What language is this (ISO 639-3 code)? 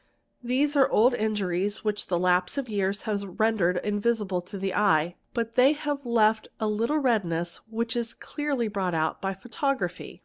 eng